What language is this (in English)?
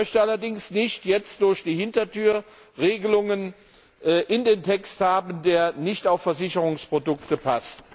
German